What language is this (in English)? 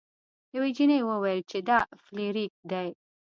Pashto